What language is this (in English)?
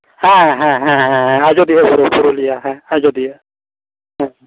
Santali